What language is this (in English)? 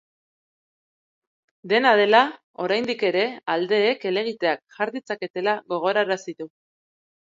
Basque